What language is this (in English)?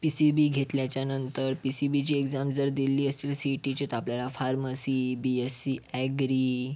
Marathi